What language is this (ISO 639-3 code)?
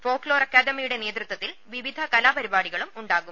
mal